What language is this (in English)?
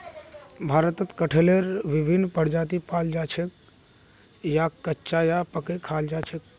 Magahi